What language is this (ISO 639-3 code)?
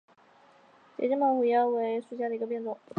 zho